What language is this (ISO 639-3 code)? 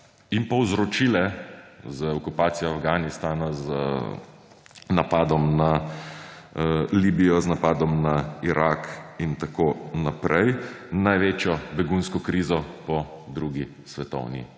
slv